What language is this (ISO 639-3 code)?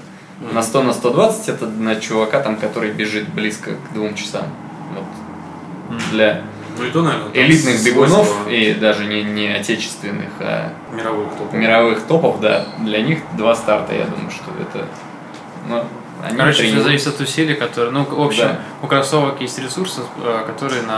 rus